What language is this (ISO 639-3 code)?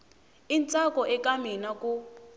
tso